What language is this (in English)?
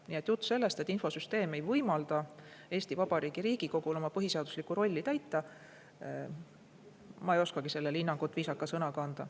Estonian